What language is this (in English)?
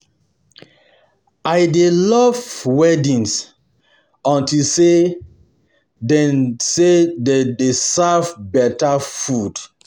Nigerian Pidgin